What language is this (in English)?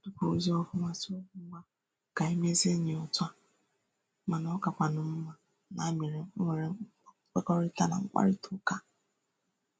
Igbo